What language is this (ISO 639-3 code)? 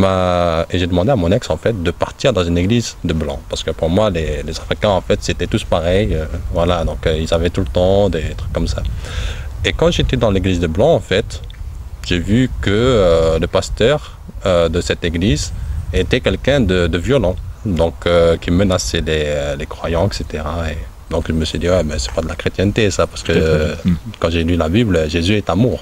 fra